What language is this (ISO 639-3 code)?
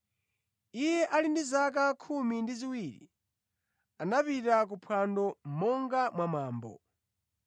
nya